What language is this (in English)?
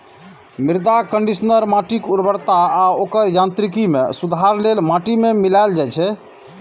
Maithili